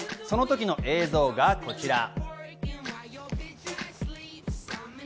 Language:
Japanese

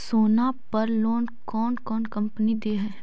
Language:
Magahi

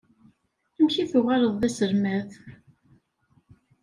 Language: Kabyle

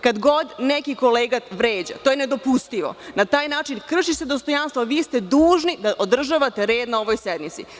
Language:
Serbian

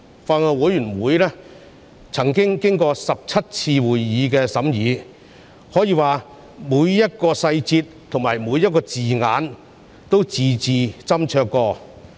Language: Cantonese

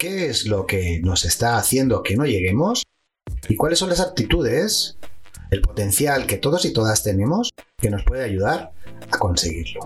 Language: Spanish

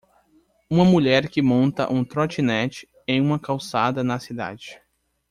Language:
Portuguese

